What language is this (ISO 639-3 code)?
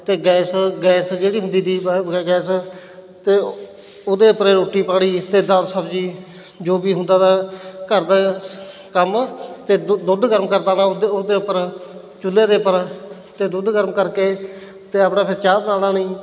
pan